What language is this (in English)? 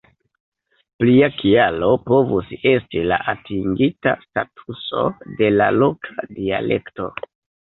Esperanto